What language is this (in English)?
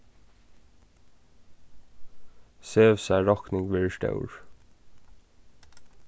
Faroese